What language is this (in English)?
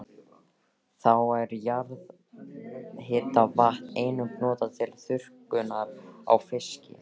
Icelandic